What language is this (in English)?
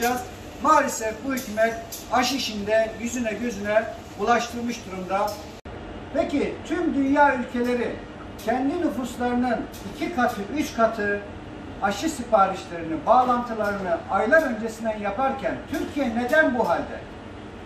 Turkish